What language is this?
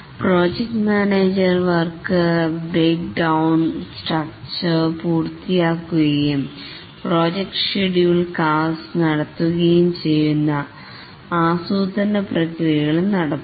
Malayalam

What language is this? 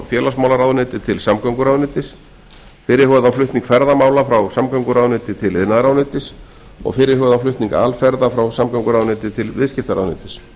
Icelandic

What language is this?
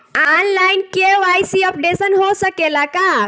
Bhojpuri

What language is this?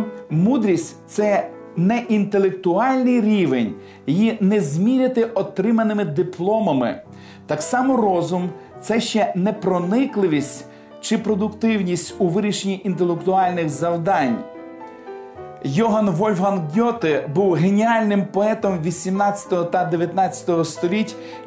Ukrainian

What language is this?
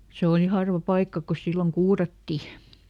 Finnish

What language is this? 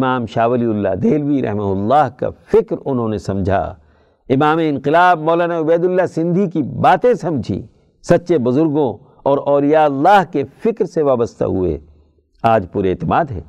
Urdu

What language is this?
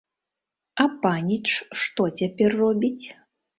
Belarusian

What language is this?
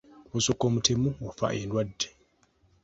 Ganda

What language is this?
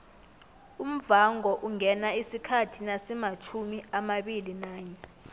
South Ndebele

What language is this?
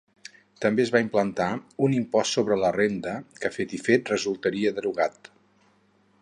Catalan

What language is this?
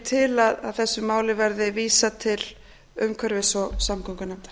Icelandic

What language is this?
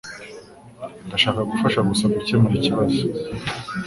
Kinyarwanda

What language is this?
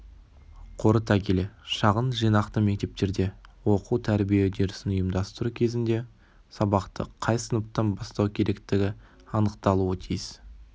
Kazakh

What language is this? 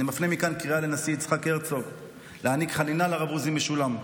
Hebrew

